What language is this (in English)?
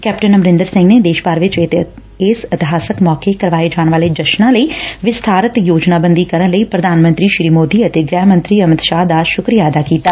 Punjabi